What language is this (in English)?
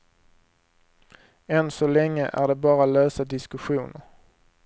Swedish